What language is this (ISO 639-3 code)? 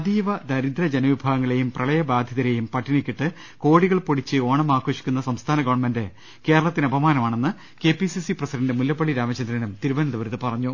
mal